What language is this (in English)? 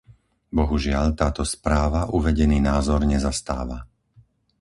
Slovak